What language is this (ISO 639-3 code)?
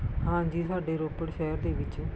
pan